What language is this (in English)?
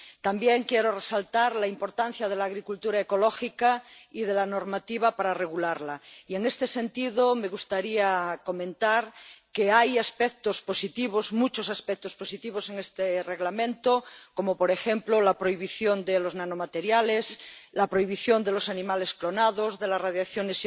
Spanish